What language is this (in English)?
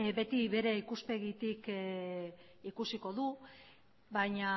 Basque